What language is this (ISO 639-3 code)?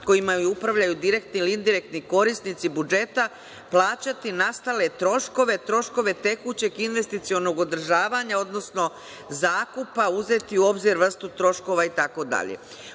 srp